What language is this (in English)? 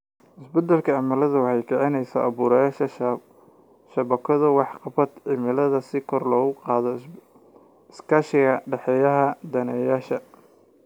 Somali